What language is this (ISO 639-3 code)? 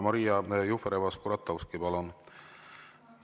est